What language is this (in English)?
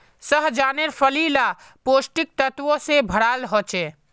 Magahi